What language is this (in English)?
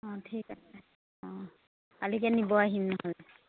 Assamese